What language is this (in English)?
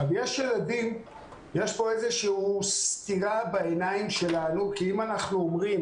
Hebrew